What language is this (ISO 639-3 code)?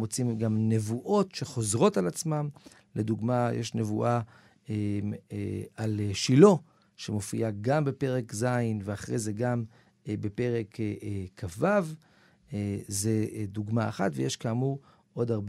heb